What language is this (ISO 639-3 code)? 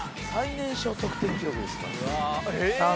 jpn